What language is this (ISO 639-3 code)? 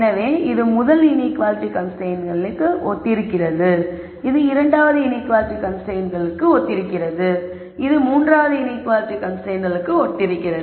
tam